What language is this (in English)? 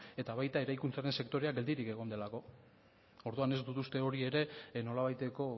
Basque